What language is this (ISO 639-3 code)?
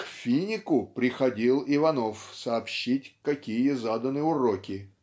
rus